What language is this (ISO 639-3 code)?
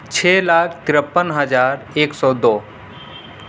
urd